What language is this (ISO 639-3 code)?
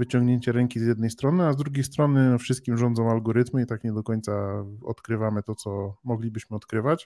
pol